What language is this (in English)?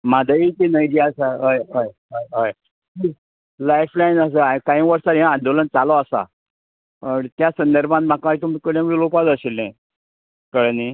Konkani